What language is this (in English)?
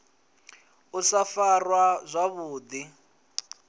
Venda